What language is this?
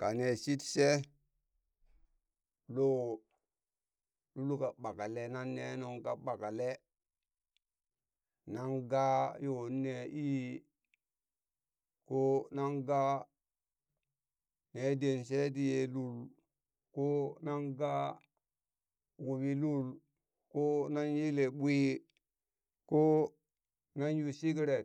Burak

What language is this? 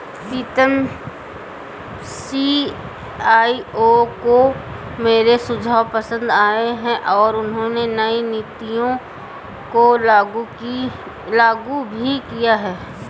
Hindi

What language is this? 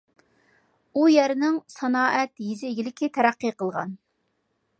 Uyghur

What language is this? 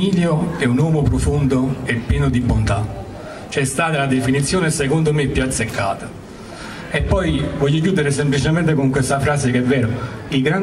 Italian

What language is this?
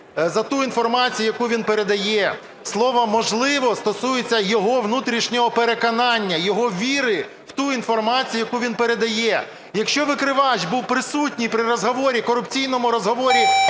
Ukrainian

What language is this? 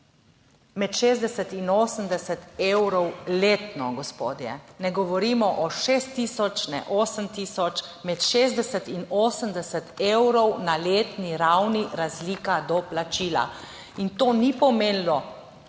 Slovenian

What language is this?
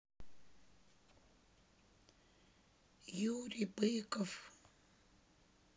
Russian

